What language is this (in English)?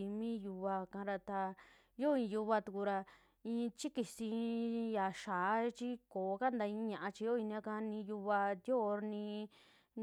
Western Juxtlahuaca Mixtec